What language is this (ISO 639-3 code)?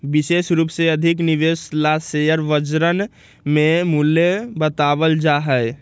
mag